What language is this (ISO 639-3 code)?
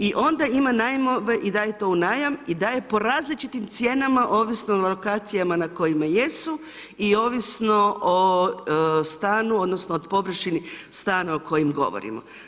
hrv